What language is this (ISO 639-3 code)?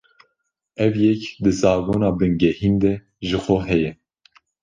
kur